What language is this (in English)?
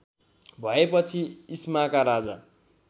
Nepali